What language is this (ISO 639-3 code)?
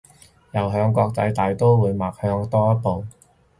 yue